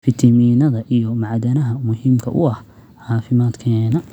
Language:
Somali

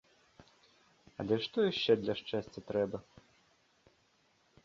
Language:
Belarusian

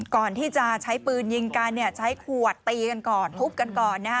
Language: Thai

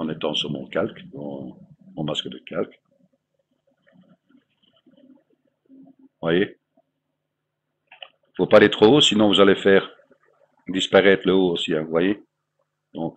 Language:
French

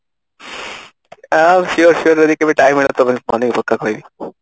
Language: Odia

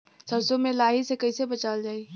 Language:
Bhojpuri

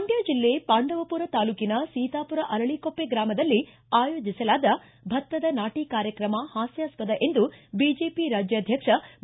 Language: Kannada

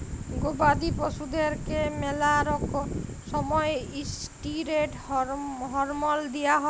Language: Bangla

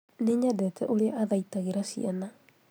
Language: Kikuyu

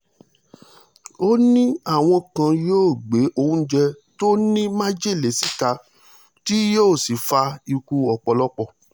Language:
Yoruba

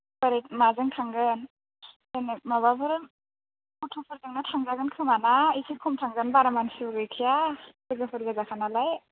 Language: Bodo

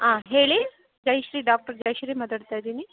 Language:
Kannada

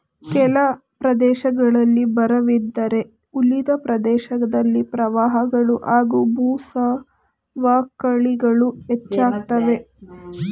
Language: Kannada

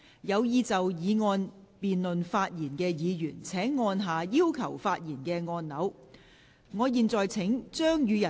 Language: Cantonese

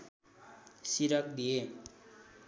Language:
Nepali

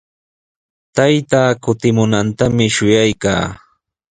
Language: Sihuas Ancash Quechua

